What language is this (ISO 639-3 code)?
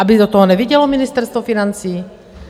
ces